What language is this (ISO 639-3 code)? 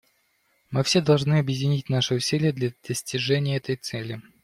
rus